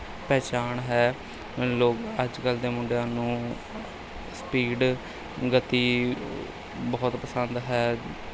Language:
Punjabi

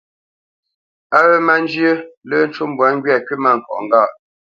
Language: Bamenyam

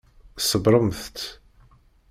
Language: Kabyle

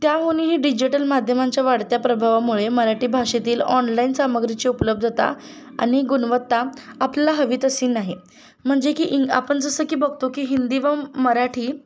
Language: Marathi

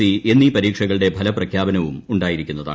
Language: Malayalam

